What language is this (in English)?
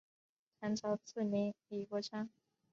Chinese